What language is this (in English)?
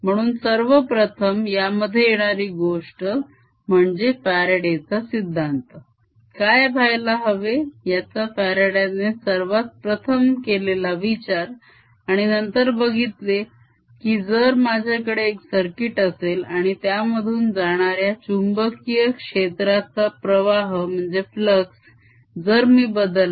Marathi